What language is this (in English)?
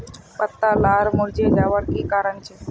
Magahi